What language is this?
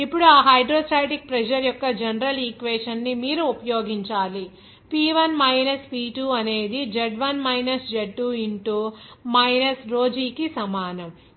Telugu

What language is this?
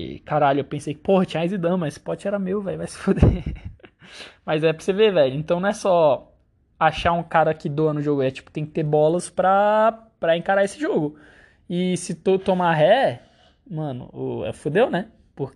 Portuguese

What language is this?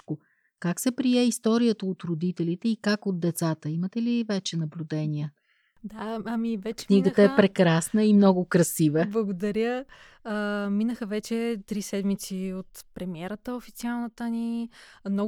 Bulgarian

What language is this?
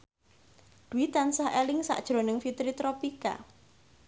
Javanese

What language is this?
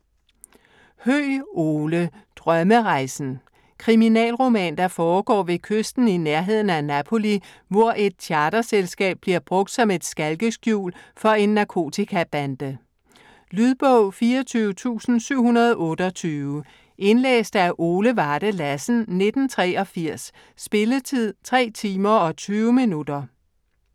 Danish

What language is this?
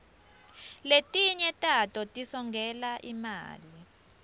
Swati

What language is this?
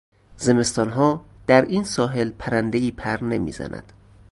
Persian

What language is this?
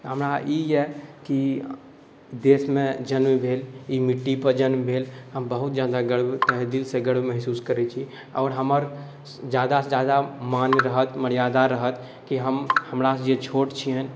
Maithili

